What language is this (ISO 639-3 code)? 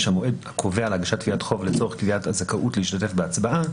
heb